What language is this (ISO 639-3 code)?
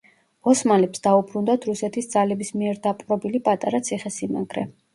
kat